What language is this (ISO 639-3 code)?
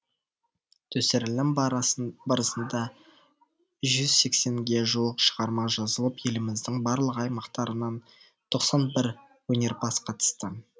kaz